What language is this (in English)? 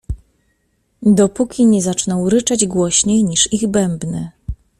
Polish